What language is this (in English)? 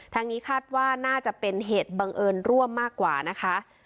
Thai